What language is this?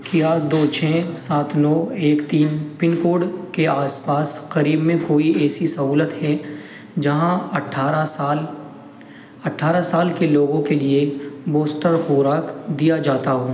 Urdu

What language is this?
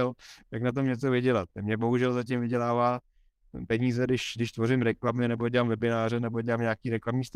Czech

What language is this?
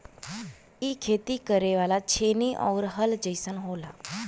Bhojpuri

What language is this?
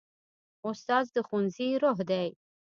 Pashto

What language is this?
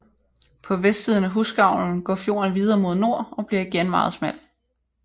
Danish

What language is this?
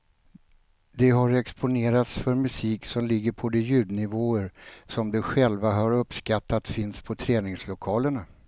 Swedish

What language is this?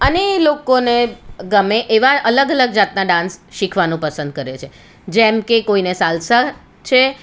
Gujarati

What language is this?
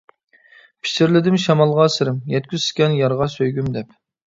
Uyghur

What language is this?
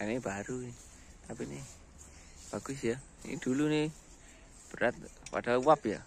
Indonesian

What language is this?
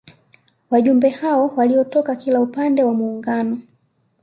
Swahili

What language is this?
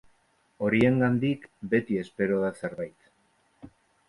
Basque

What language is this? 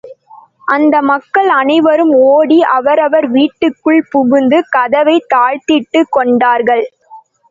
Tamil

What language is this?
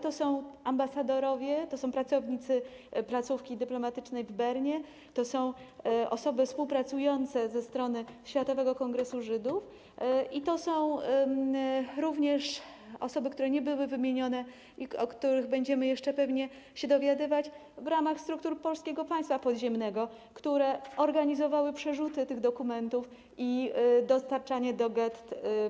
Polish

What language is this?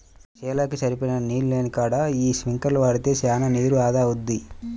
Telugu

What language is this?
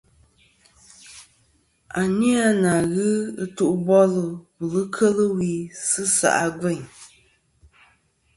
Kom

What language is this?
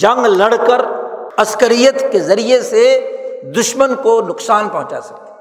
Urdu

